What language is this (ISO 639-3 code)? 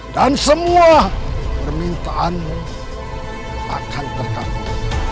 ind